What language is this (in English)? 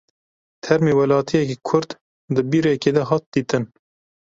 Kurdish